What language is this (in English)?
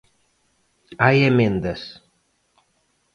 Galician